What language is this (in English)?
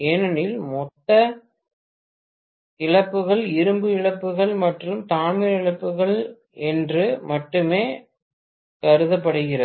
Tamil